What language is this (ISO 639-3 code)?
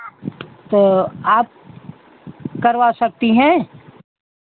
hin